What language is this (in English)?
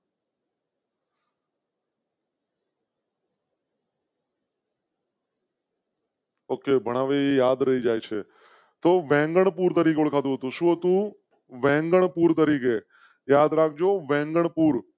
Gujarati